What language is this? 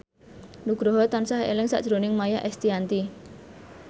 Javanese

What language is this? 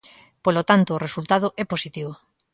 Galician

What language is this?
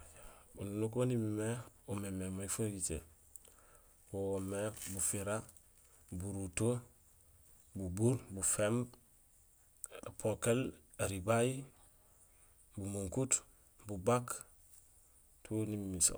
Gusilay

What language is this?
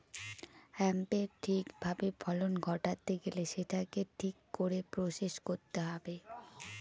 Bangla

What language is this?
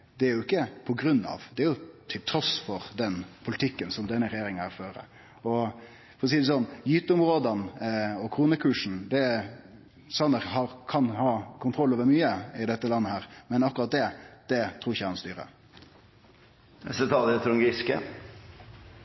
Norwegian Nynorsk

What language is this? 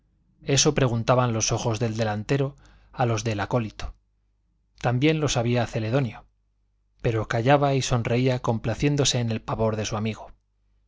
Spanish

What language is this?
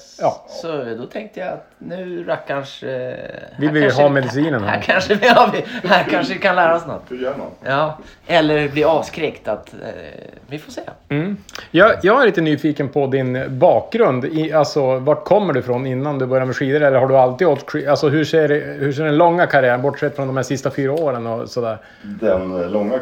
Swedish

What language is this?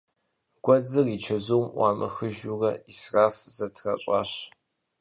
Kabardian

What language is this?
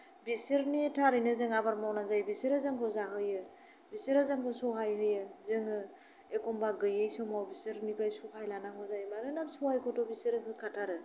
Bodo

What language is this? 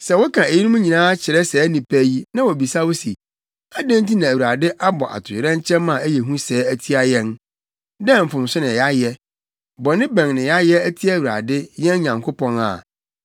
Akan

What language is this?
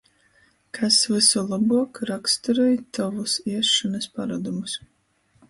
Latgalian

